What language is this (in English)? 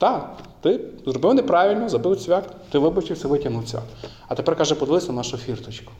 Ukrainian